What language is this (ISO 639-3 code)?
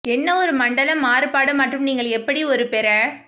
tam